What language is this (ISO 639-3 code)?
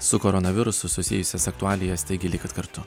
lit